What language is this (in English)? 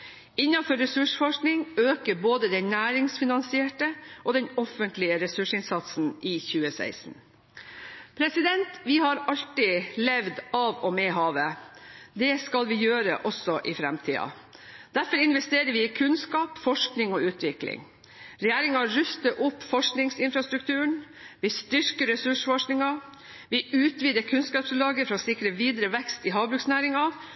Norwegian Bokmål